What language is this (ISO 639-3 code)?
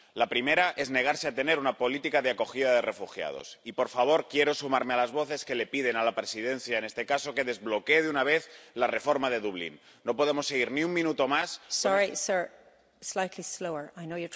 spa